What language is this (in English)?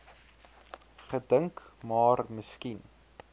Afrikaans